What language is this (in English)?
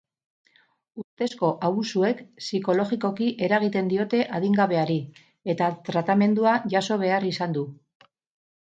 Basque